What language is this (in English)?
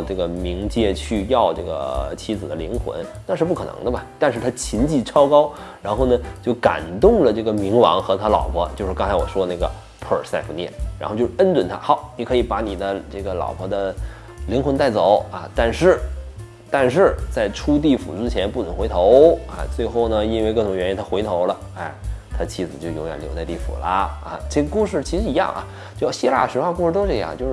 Chinese